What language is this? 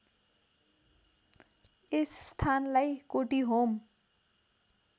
Nepali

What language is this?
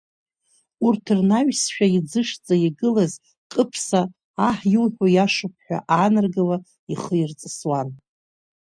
Abkhazian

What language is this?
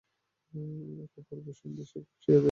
Bangla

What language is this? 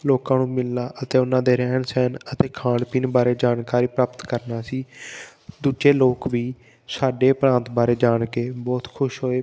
Punjabi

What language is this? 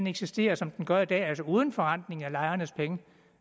Danish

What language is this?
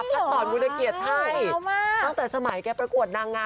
Thai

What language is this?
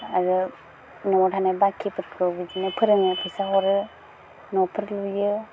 Bodo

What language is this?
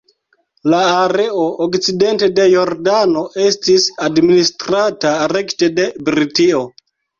Esperanto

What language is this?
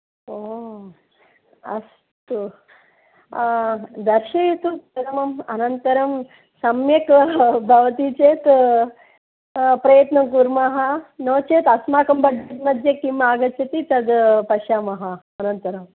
Sanskrit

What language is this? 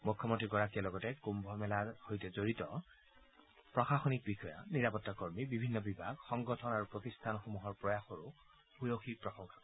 Assamese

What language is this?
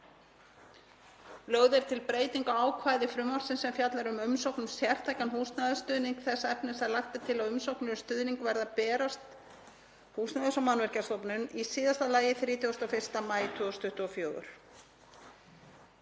Icelandic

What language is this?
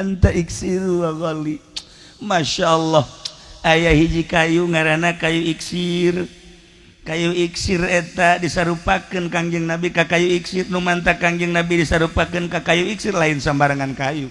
Indonesian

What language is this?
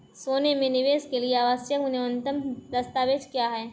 Hindi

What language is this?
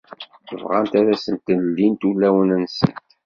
Kabyle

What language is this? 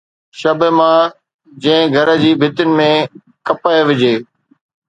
Sindhi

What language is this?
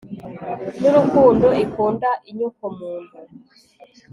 Kinyarwanda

